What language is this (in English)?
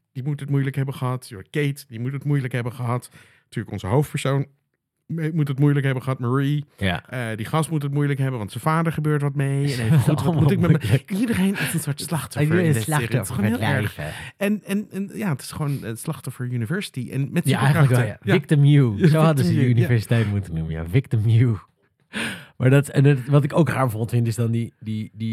Dutch